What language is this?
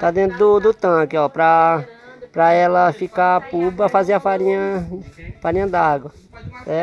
Portuguese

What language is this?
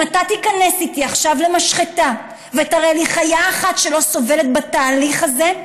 Hebrew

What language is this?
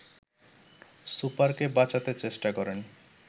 Bangla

